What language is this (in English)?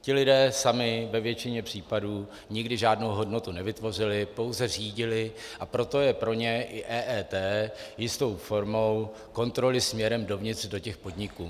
Czech